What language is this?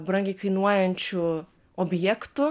Lithuanian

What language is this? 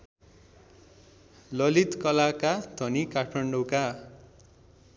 Nepali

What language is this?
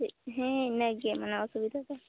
Santali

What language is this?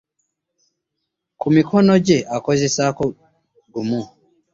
Ganda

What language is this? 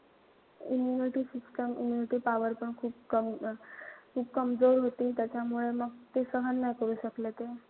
Marathi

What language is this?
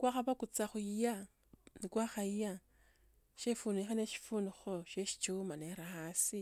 Tsotso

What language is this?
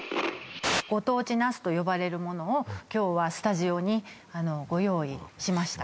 Japanese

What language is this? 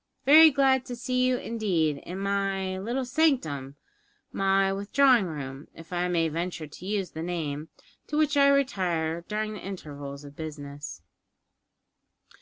English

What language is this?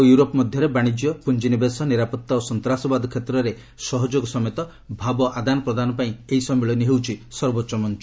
Odia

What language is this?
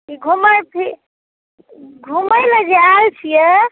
Maithili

